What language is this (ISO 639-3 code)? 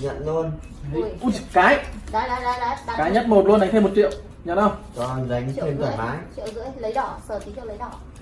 vie